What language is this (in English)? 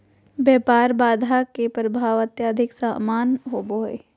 Magahi